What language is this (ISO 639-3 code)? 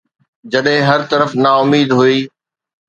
snd